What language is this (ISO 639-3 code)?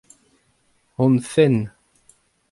bre